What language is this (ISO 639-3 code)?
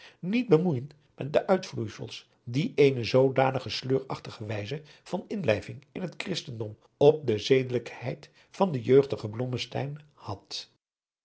nld